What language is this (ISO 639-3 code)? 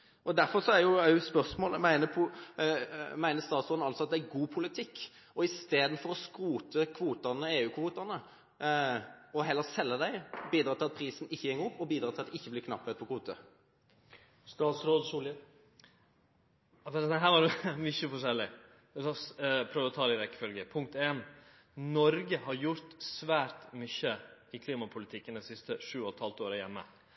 nor